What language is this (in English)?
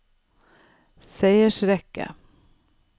Norwegian